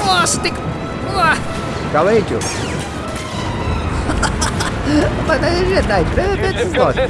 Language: Portuguese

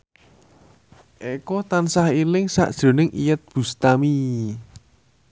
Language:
Javanese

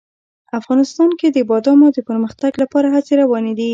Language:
Pashto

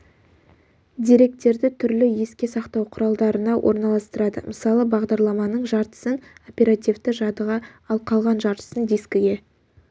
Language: Kazakh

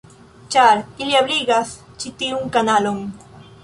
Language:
Esperanto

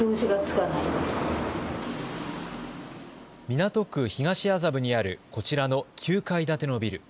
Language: Japanese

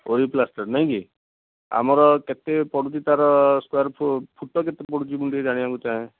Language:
Odia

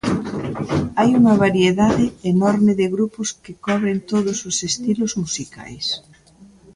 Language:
Galician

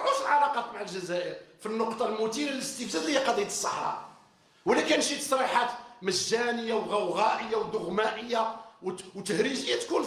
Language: Arabic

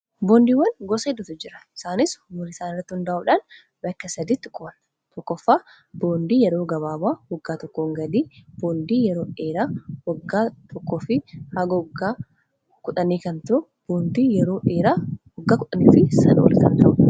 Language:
Oromo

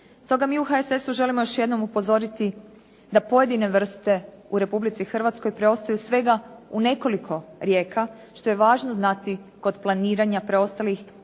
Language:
Croatian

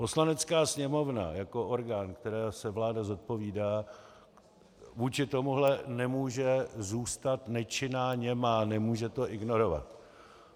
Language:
Czech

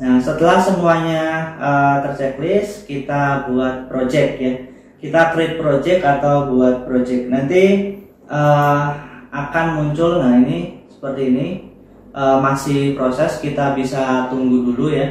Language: Indonesian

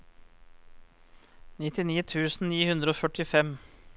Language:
Norwegian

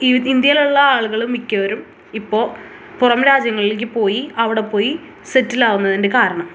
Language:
Malayalam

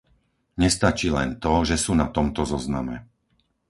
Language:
Slovak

